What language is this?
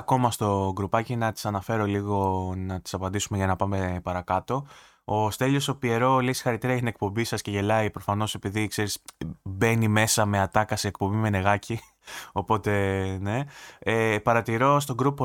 Greek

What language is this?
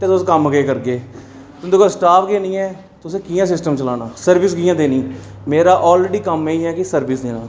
Dogri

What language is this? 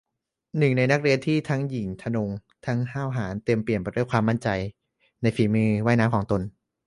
Thai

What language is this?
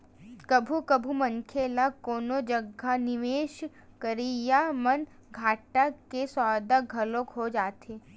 Chhattisgarhi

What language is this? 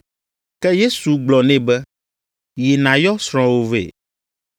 Ewe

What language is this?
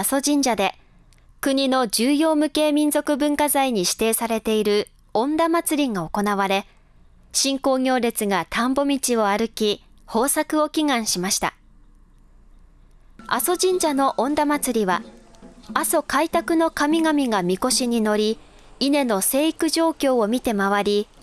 Japanese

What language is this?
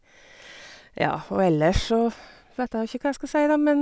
Norwegian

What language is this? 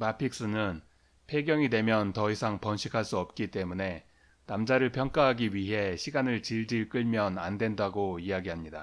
Korean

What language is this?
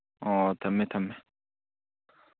Manipuri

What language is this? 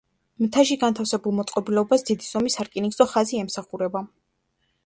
Georgian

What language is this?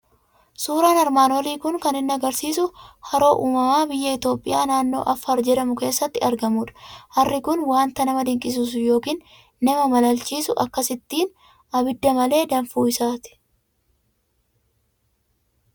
Oromo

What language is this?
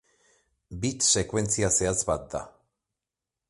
Basque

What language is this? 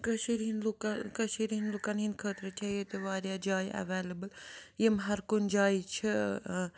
Kashmiri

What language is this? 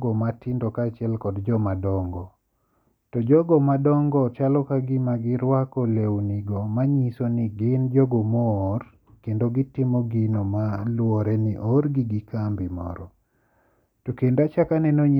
Luo (Kenya and Tanzania)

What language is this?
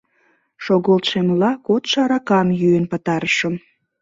Mari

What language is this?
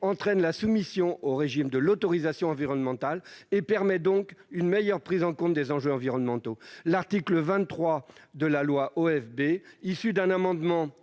French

